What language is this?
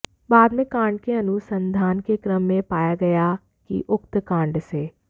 Hindi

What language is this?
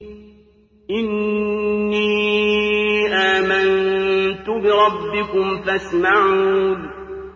Arabic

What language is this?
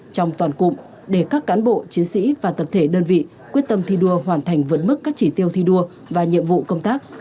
Vietnamese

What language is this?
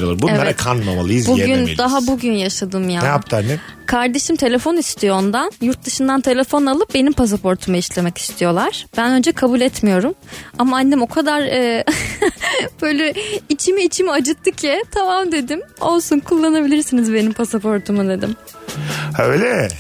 Turkish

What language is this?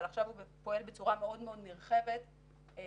Hebrew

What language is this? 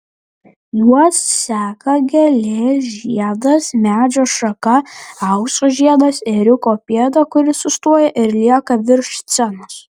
Lithuanian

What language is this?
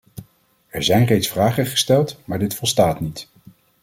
Dutch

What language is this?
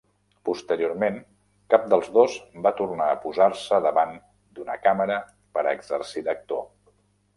Catalan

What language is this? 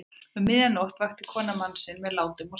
Icelandic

